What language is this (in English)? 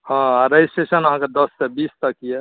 Maithili